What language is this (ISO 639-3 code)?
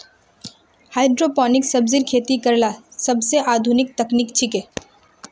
mag